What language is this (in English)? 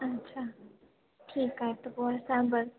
Sindhi